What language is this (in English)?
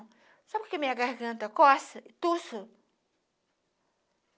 Portuguese